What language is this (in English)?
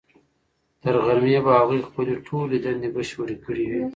Pashto